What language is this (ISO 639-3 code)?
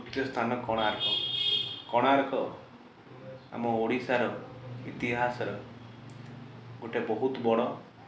ori